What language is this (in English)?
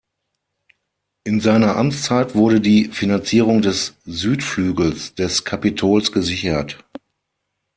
German